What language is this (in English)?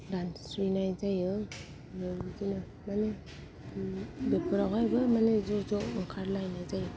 Bodo